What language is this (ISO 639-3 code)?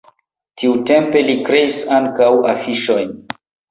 epo